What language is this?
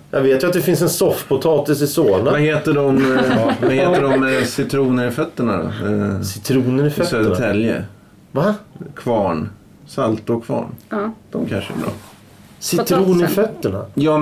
Swedish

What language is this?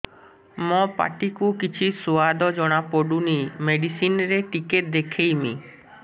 Odia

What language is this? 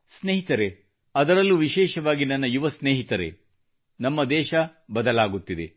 Kannada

